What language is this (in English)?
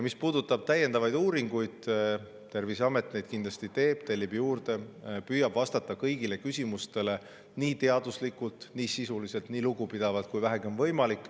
Estonian